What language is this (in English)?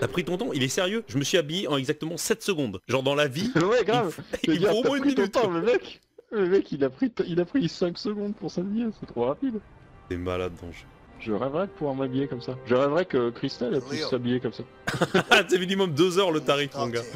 French